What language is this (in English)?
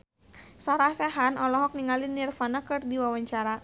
Sundanese